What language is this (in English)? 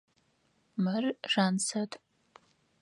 Adyghe